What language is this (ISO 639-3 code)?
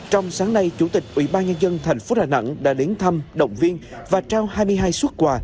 vie